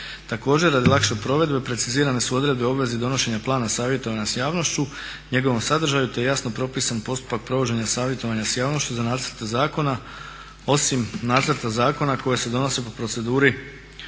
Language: Croatian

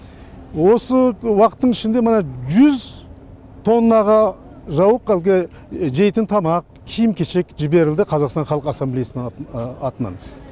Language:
Kazakh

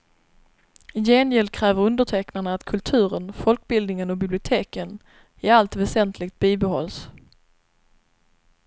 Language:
Swedish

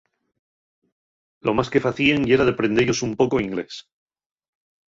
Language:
Asturian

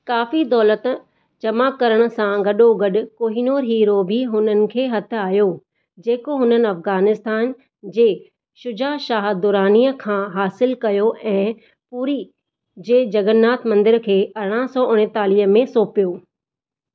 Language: Sindhi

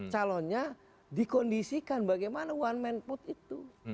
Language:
Indonesian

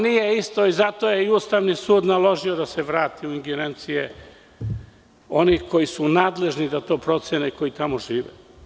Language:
Serbian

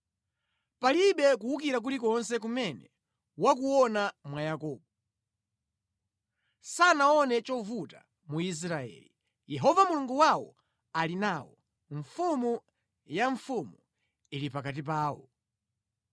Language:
Nyanja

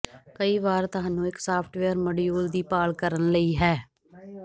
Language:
Punjabi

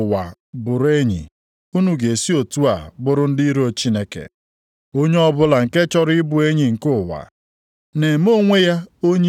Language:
Igbo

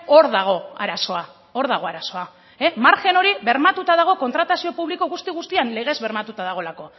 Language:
Basque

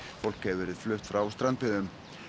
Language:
Icelandic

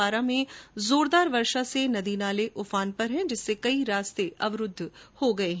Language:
Hindi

